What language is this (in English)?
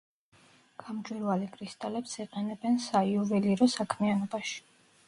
Georgian